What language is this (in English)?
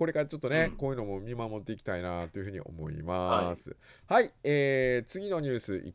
Japanese